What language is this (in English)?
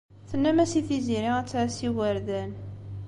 Kabyle